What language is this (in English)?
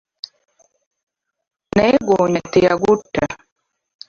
Ganda